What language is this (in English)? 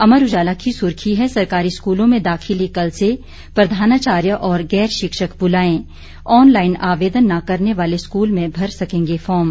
Hindi